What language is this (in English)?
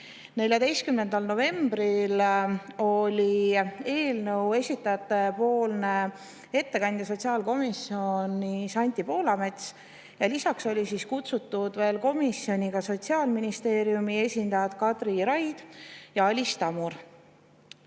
Estonian